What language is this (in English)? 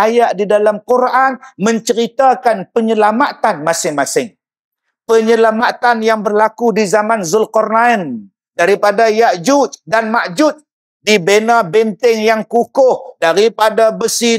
Malay